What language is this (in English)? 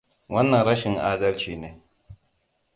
Hausa